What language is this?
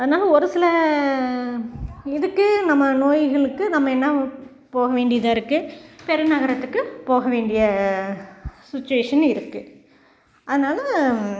Tamil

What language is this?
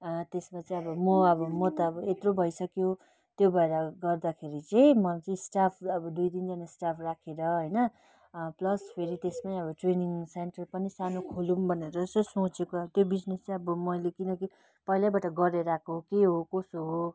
Nepali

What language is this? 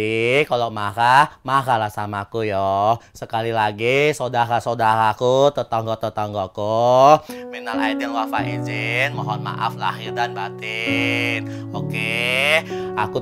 Indonesian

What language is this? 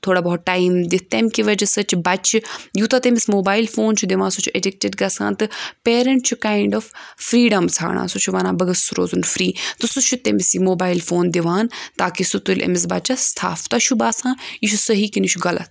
Kashmiri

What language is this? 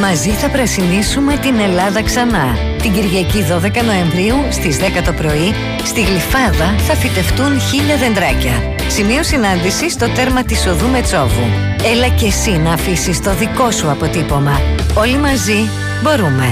Greek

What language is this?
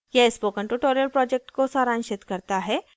Hindi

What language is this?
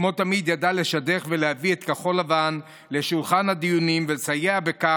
Hebrew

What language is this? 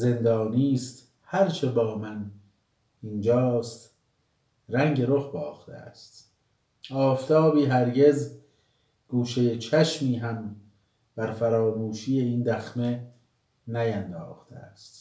Persian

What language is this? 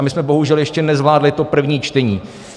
Czech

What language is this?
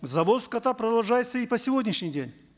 Kazakh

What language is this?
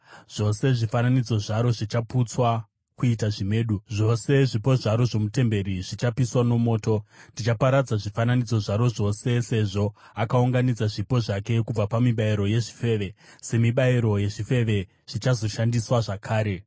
Shona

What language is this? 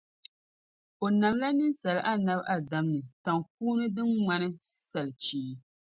Dagbani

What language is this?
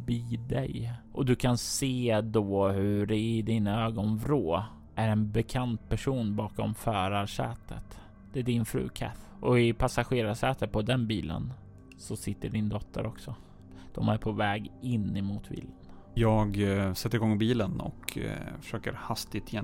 Swedish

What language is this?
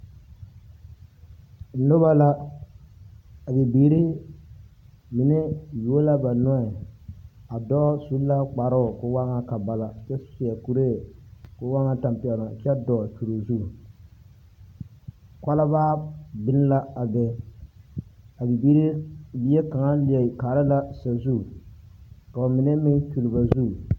Southern Dagaare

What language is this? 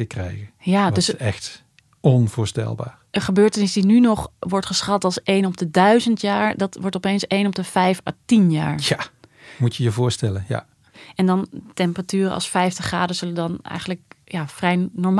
Dutch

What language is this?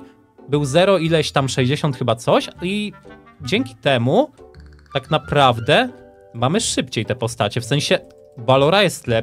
Polish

